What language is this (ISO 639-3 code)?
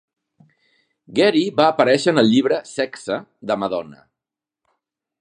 cat